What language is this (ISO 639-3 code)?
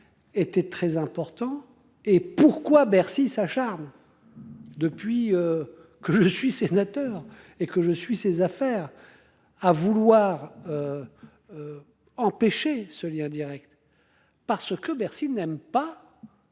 fra